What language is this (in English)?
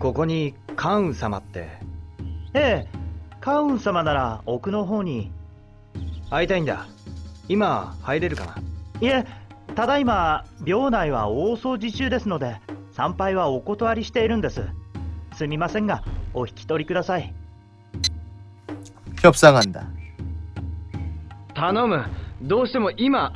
Korean